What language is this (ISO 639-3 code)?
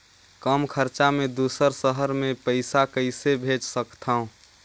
hne